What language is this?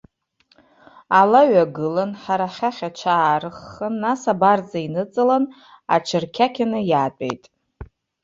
Abkhazian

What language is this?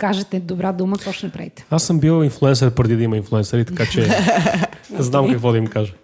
Bulgarian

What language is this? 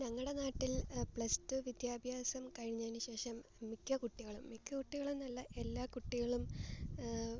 Malayalam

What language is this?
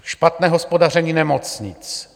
Czech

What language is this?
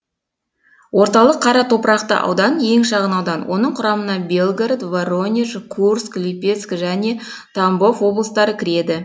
Kazakh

